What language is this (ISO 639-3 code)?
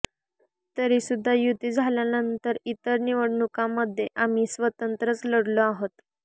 mar